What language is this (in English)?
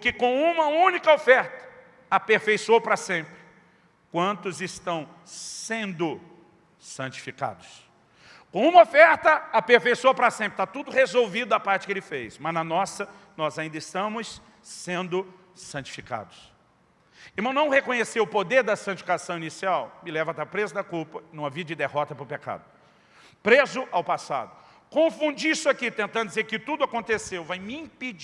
Portuguese